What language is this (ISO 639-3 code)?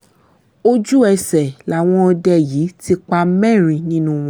yor